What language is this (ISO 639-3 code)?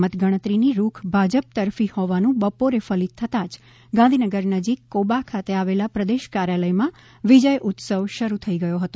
guj